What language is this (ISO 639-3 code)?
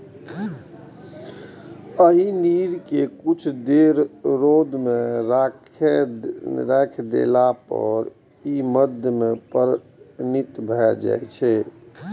mai